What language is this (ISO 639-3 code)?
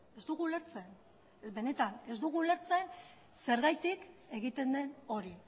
eus